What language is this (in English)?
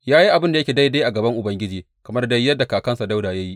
Hausa